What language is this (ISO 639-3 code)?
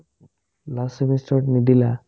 asm